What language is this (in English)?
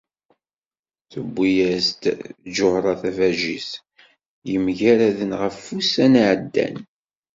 Kabyle